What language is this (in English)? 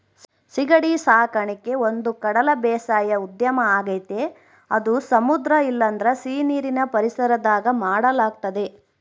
Kannada